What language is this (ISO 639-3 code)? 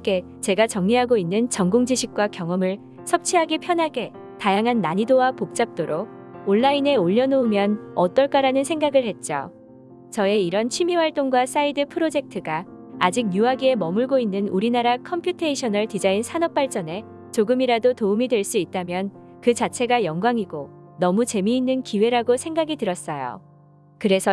kor